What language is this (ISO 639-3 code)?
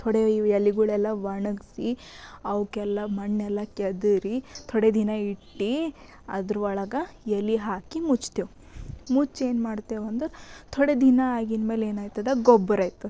kan